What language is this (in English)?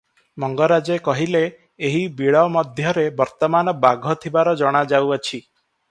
Odia